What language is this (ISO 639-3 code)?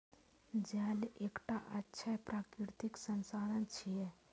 mai